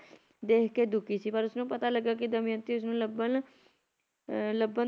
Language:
Punjabi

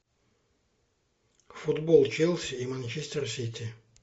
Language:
Russian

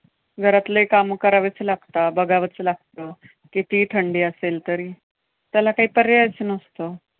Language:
Marathi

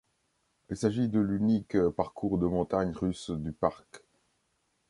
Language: French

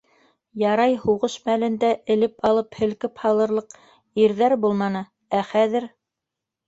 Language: Bashkir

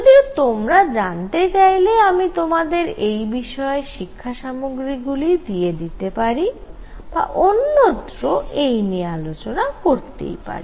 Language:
Bangla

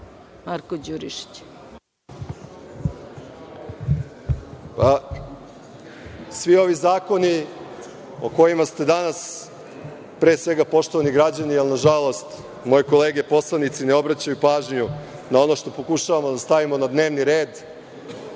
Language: Serbian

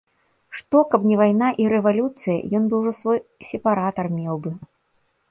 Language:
Belarusian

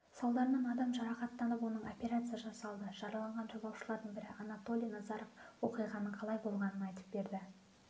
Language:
Kazakh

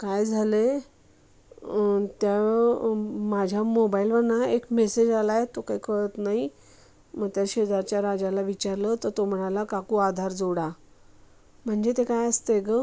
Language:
Marathi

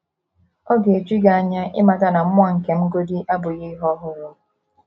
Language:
Igbo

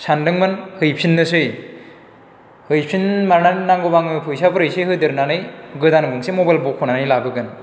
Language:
Bodo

